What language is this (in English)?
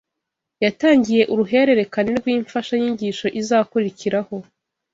Kinyarwanda